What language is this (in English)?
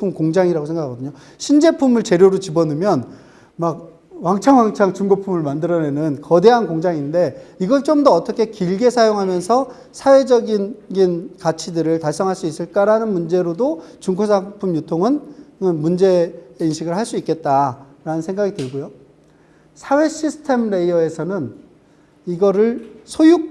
Korean